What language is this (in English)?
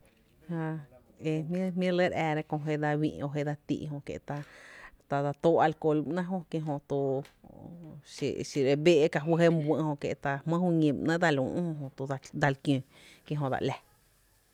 Tepinapa Chinantec